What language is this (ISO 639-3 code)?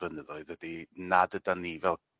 cym